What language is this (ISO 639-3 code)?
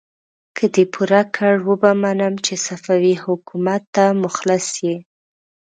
pus